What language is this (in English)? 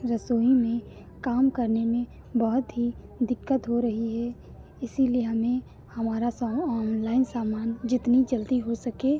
Hindi